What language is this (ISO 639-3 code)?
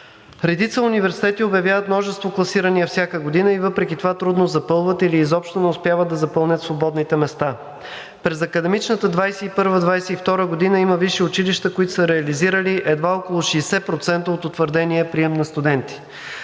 bul